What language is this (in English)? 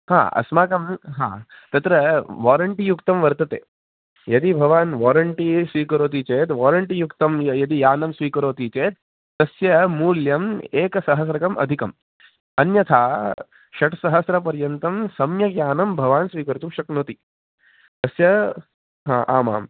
Sanskrit